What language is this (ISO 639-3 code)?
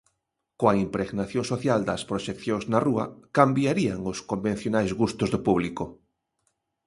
glg